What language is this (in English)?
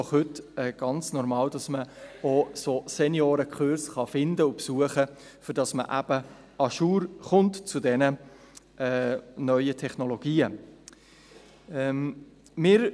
Swiss German